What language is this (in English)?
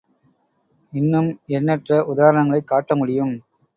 Tamil